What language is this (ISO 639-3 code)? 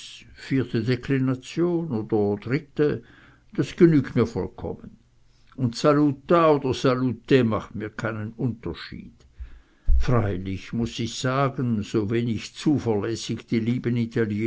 deu